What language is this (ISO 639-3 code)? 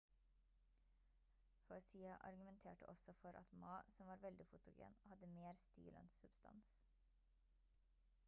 nob